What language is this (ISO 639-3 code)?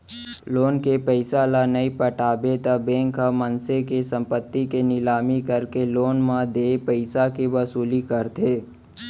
hne